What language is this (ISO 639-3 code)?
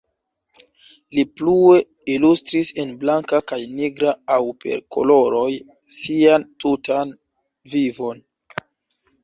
epo